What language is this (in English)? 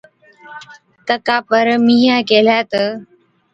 Od